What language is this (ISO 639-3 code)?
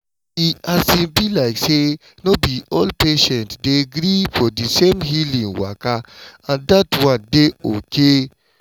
pcm